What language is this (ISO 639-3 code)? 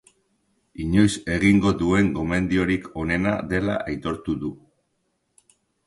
eus